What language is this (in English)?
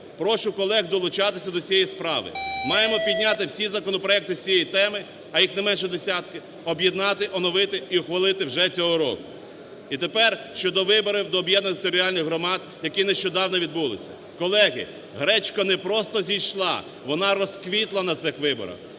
Ukrainian